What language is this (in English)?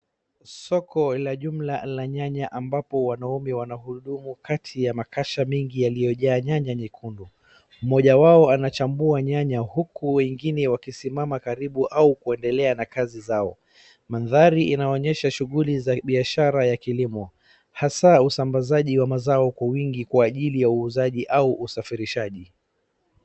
Swahili